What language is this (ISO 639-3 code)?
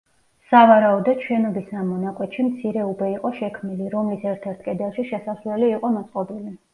kat